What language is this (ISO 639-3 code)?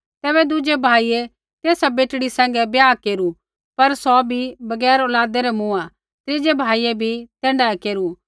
kfx